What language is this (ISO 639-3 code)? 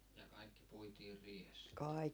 fin